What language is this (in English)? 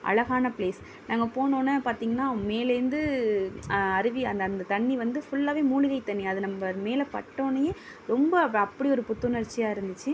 Tamil